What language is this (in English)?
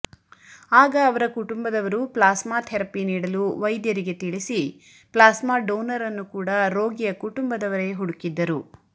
Kannada